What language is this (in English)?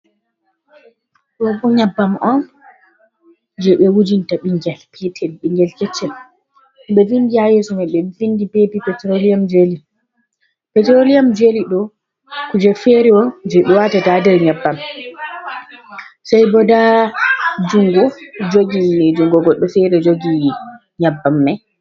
Fula